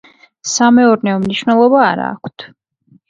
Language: Georgian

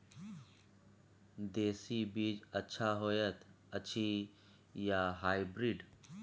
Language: Maithili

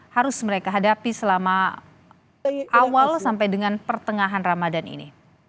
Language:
Indonesian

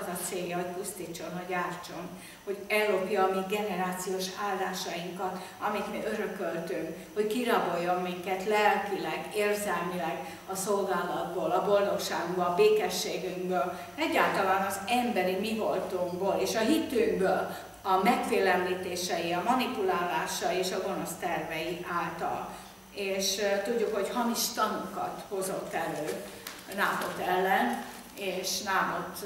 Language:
Hungarian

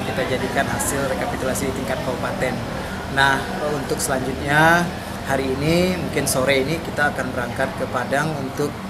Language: Indonesian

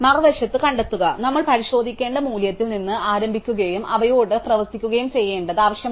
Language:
Malayalam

